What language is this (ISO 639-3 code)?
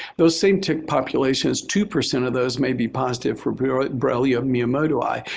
eng